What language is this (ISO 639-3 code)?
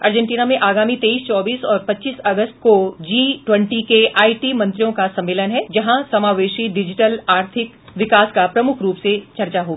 hin